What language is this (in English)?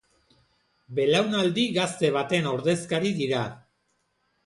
Basque